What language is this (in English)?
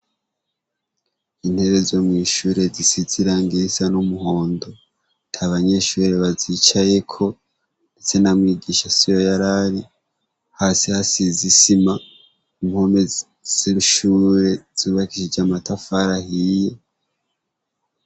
Rundi